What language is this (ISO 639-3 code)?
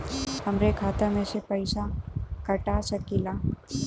bho